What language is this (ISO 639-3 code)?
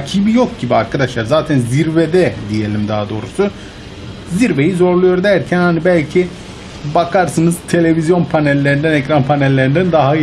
tur